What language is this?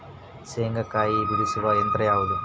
Kannada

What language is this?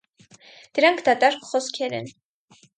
Armenian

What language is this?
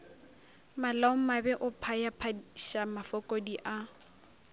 Northern Sotho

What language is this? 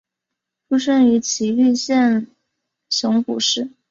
Chinese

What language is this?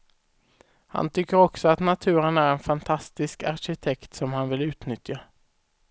Swedish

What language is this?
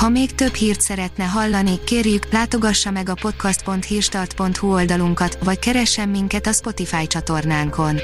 Hungarian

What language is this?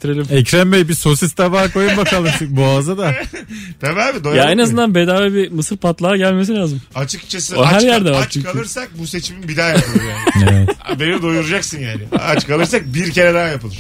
Turkish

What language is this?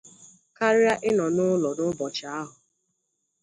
Igbo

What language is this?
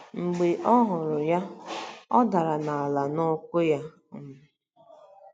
Igbo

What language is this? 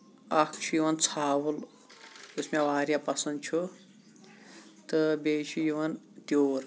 Kashmiri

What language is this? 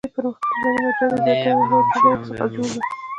Pashto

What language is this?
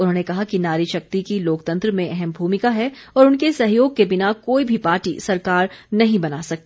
Hindi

